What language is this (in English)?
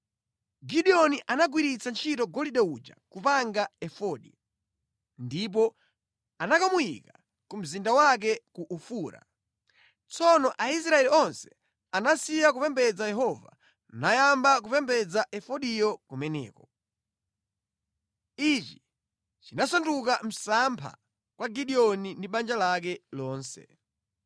Nyanja